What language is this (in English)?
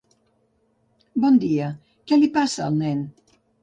Catalan